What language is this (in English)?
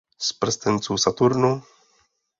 Czech